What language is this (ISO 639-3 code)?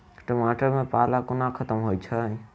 mai